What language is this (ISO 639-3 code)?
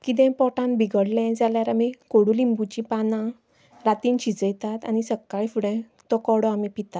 kok